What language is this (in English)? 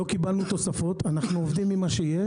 Hebrew